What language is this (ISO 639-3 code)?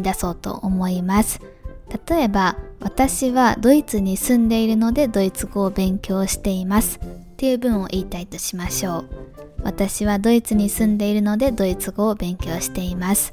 jpn